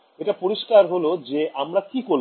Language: Bangla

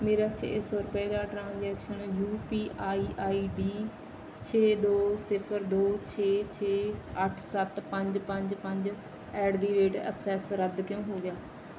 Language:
Punjabi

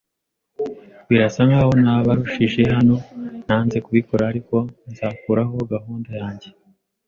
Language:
Kinyarwanda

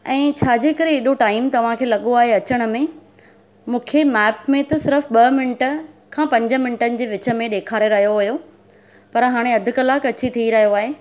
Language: Sindhi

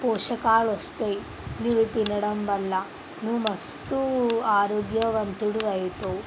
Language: Telugu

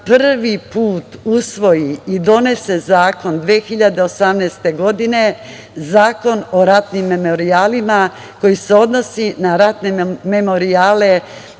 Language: Serbian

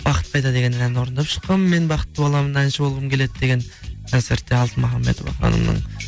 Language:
Kazakh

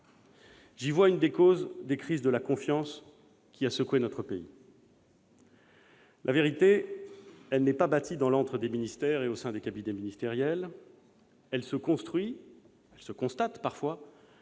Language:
French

